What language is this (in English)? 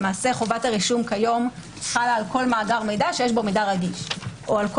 Hebrew